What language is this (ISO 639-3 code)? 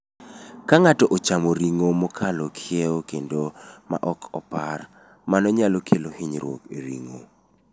luo